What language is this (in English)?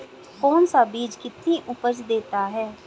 Hindi